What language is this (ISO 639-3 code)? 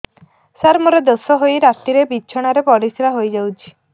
ori